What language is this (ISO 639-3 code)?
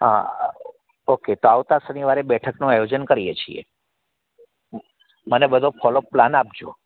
guj